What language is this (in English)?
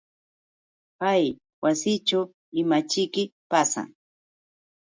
Yauyos Quechua